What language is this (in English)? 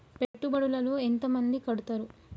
Telugu